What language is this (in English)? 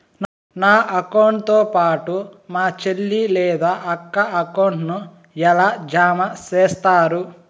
Telugu